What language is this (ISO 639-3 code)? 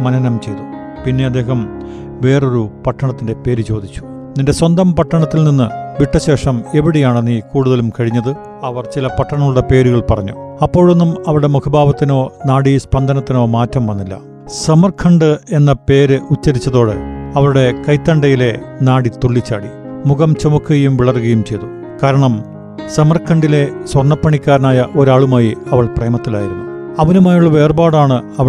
mal